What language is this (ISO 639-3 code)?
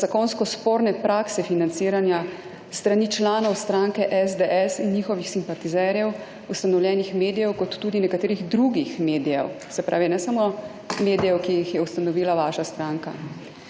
slv